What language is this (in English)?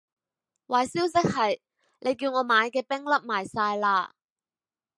Cantonese